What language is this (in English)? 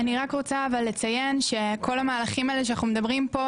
Hebrew